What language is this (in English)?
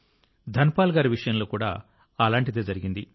Telugu